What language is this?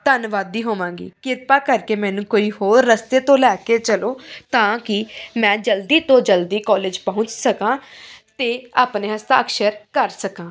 Punjabi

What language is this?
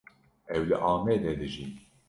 Kurdish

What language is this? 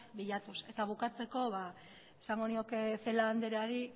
Basque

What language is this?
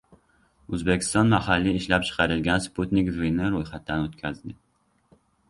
Uzbek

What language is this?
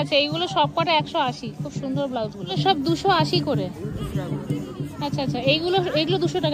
Bangla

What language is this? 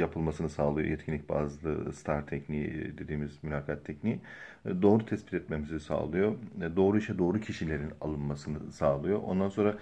Turkish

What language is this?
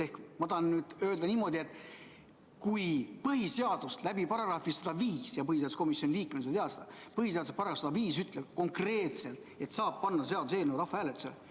Estonian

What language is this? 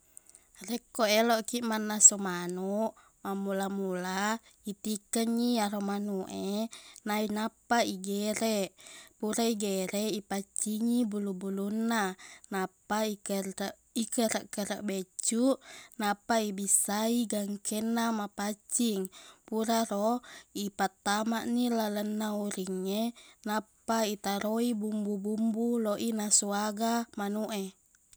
Buginese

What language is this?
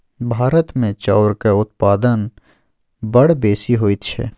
Maithili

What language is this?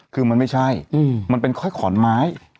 Thai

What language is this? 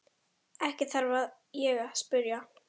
Icelandic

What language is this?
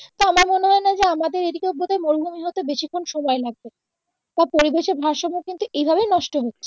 Bangla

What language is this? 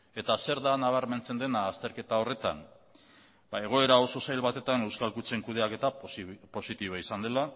Basque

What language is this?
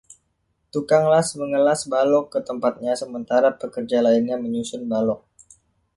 Indonesian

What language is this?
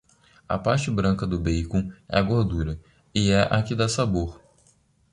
Portuguese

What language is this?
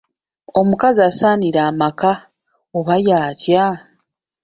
Ganda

